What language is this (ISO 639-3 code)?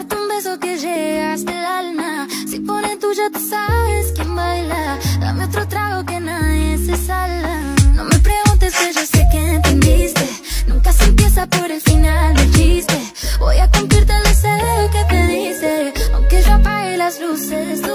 kor